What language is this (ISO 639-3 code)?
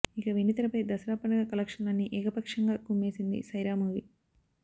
tel